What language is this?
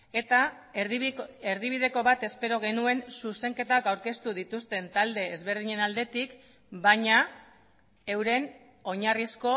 Basque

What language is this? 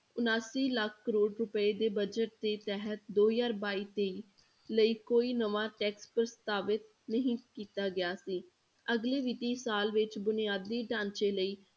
Punjabi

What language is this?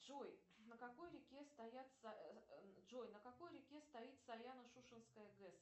Russian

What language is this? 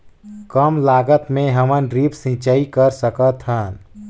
Chhattisgarhi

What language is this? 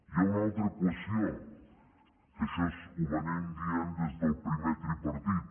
Catalan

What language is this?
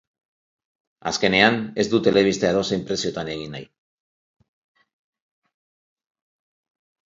Basque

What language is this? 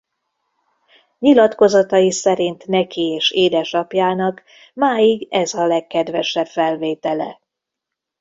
Hungarian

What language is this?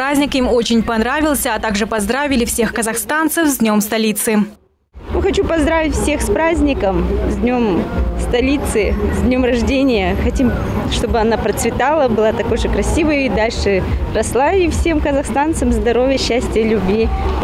Russian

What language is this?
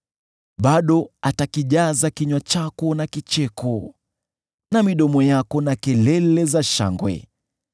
Swahili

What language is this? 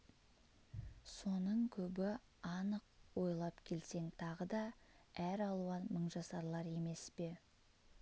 Kazakh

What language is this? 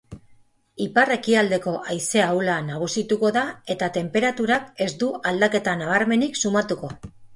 Basque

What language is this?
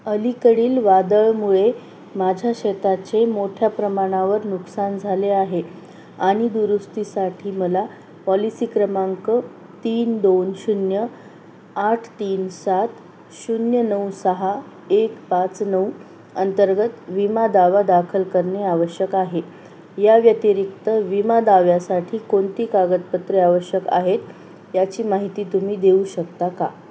Marathi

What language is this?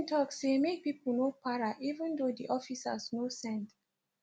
Nigerian Pidgin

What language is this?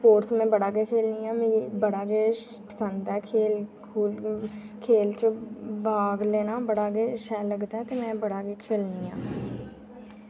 Dogri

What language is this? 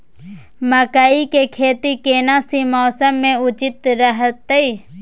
Maithili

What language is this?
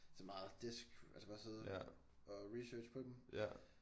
Danish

